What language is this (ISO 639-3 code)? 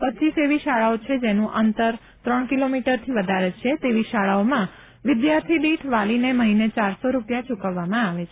guj